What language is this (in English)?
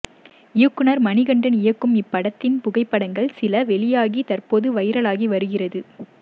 Tamil